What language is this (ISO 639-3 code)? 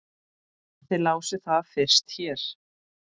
isl